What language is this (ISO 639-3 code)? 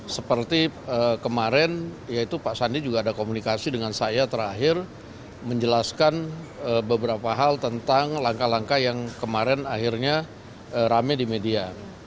ind